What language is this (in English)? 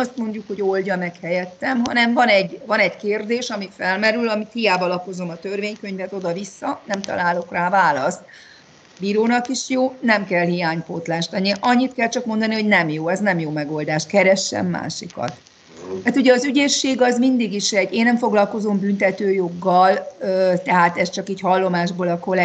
Hungarian